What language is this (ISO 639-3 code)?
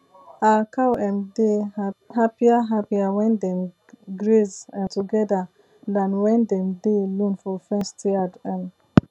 pcm